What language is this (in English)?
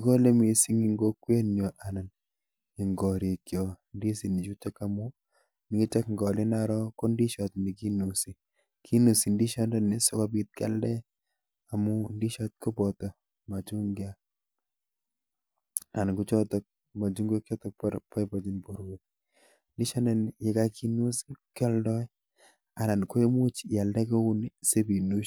Kalenjin